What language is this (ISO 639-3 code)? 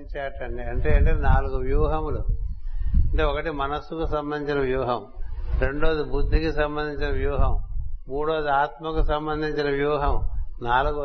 tel